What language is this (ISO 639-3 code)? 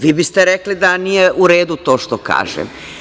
srp